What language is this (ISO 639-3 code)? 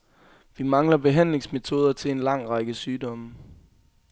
dan